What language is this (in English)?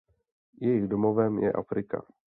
Czech